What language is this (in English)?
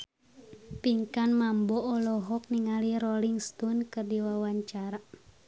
Sundanese